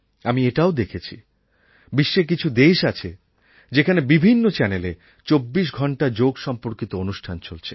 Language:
Bangla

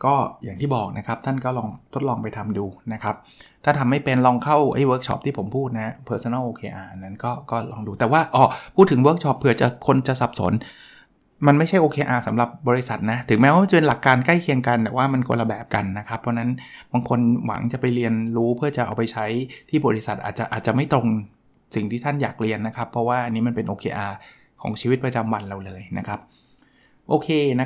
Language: Thai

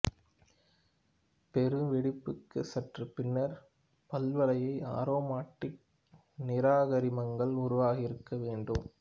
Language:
Tamil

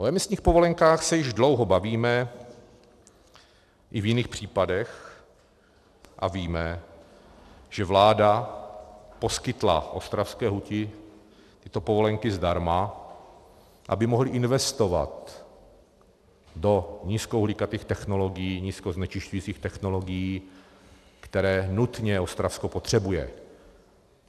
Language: Czech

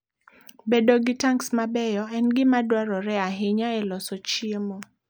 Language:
Luo (Kenya and Tanzania)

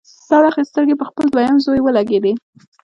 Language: Pashto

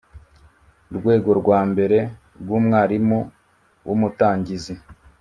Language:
Kinyarwanda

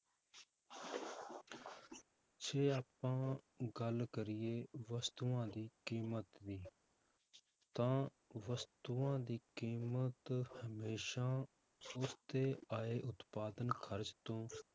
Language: Punjabi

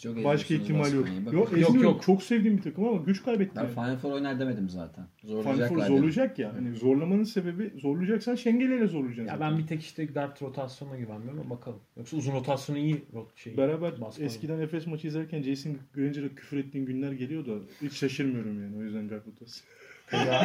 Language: Turkish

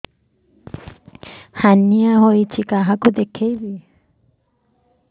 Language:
Odia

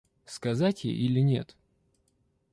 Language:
Russian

